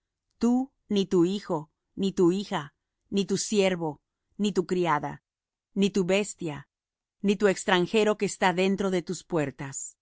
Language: Spanish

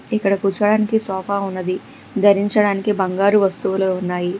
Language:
Telugu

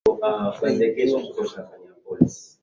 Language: Swahili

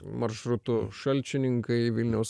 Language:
Lithuanian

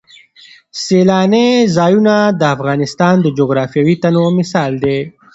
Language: Pashto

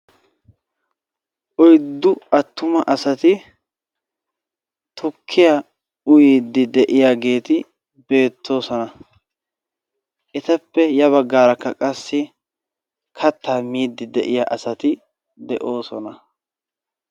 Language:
Wolaytta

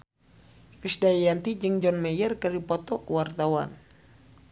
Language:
Sundanese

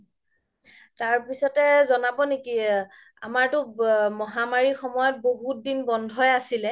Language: Assamese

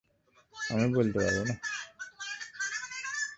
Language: Bangla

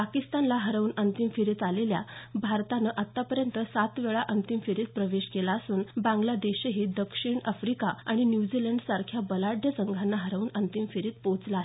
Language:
Marathi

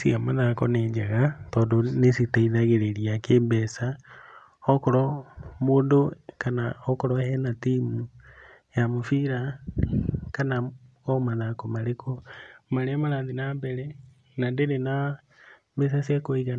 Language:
Kikuyu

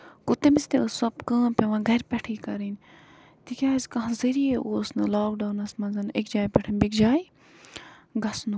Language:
Kashmiri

